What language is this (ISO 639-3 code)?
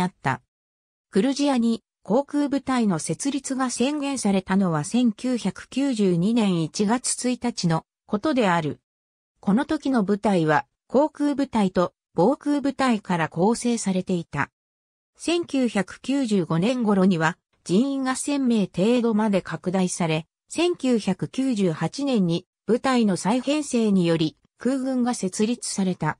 jpn